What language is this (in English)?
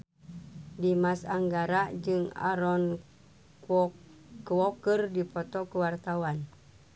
Sundanese